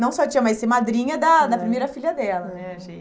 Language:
Portuguese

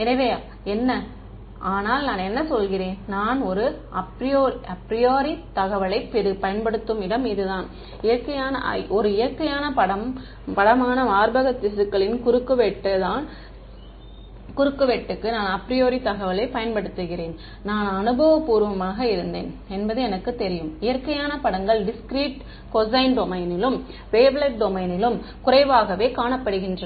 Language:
Tamil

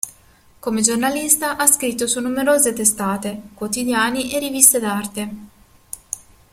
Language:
Italian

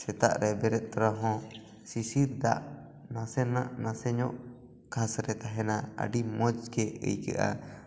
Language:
Santali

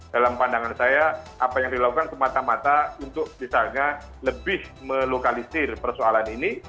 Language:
Indonesian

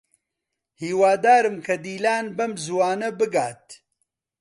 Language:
Central Kurdish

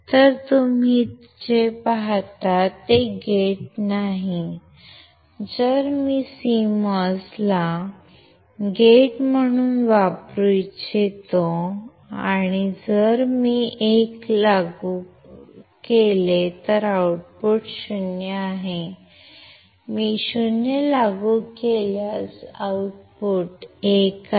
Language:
Marathi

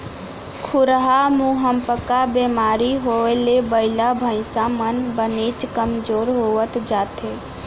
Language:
Chhattisgarhi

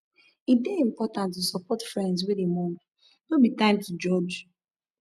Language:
Nigerian Pidgin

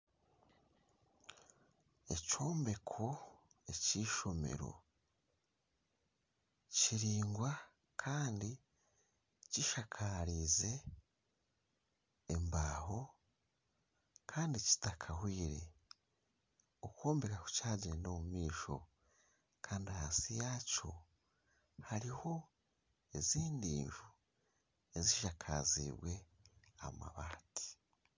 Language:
Nyankole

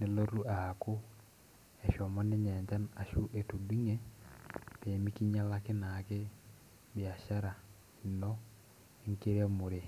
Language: Masai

